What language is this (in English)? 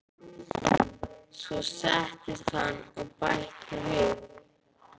Icelandic